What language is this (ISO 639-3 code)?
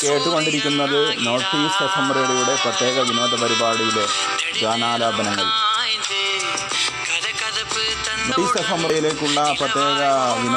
mal